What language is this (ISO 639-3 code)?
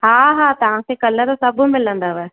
snd